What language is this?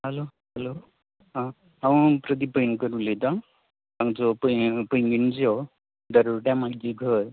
Konkani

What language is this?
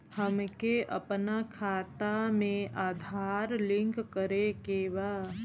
Bhojpuri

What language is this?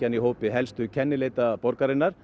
Icelandic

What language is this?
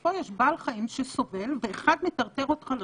Hebrew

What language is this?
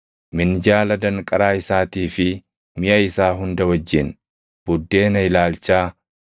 Oromo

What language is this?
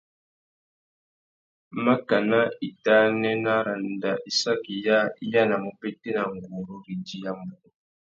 Tuki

